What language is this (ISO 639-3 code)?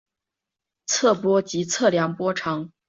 zho